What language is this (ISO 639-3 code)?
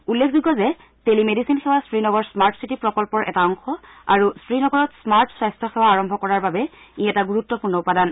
asm